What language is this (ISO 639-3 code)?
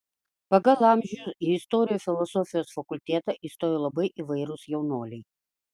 lit